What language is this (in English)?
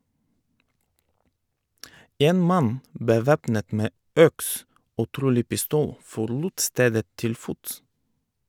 Norwegian